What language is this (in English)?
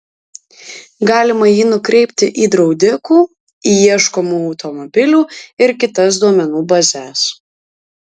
Lithuanian